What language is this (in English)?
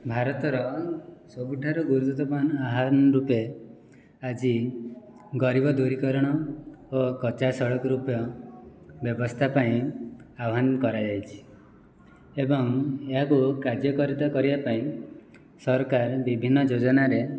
Odia